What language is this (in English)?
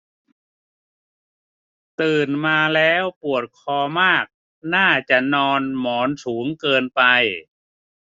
Thai